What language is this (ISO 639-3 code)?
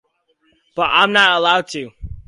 eng